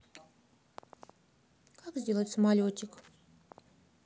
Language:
Russian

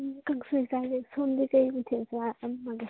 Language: Manipuri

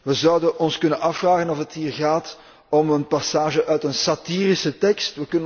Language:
Dutch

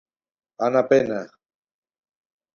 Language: Galician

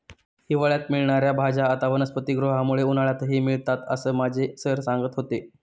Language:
Marathi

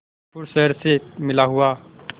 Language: Hindi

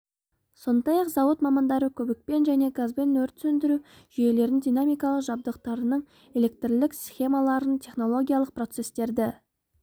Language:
Kazakh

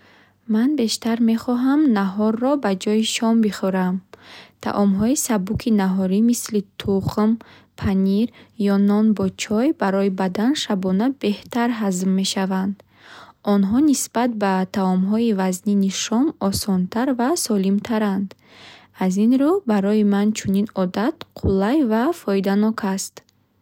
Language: Bukharic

